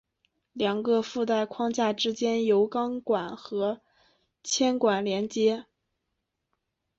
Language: Chinese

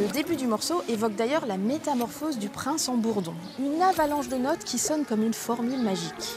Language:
French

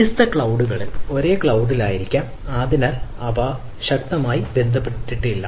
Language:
Malayalam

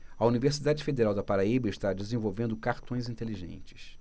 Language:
Portuguese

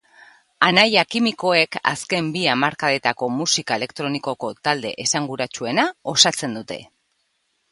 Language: Basque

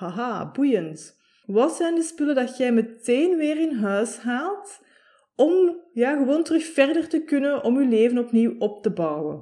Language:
Dutch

